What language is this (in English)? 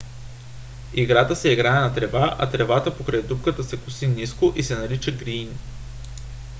Bulgarian